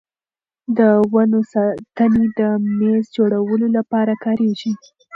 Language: Pashto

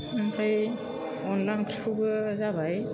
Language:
Bodo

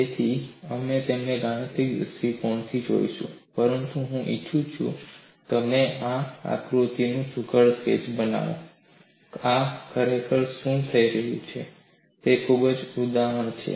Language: Gujarati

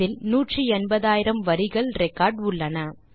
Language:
Tamil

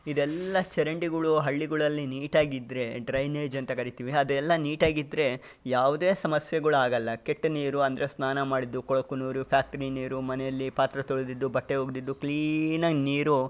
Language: Kannada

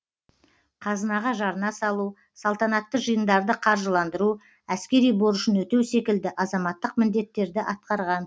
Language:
Kazakh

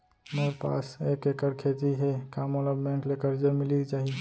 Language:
Chhattisgarhi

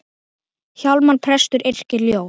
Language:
Icelandic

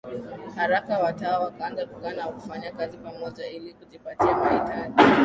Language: Swahili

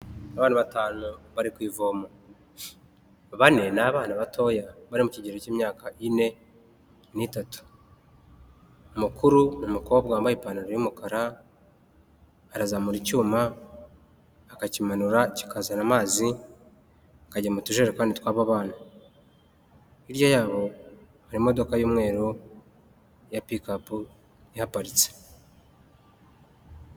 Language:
Kinyarwanda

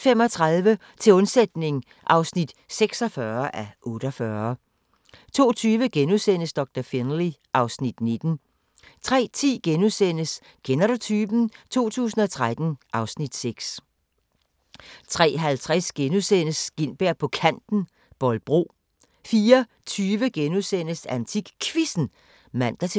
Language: Danish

